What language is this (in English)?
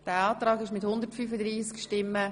Swiss German